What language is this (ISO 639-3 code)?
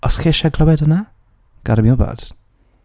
cym